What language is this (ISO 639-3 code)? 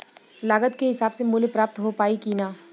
bho